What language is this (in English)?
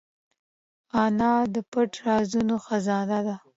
Pashto